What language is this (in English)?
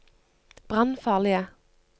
Norwegian